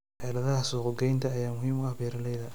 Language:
Somali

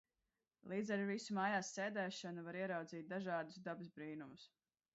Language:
Latvian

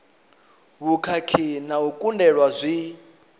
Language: Venda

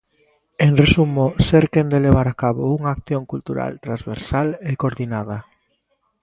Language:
Galician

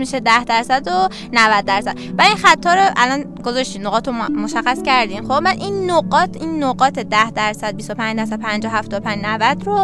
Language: Persian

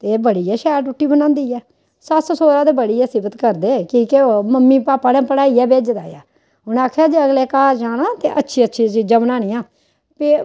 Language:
Dogri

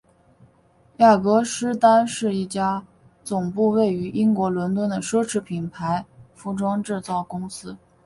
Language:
Chinese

